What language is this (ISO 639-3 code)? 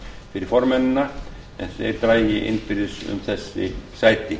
isl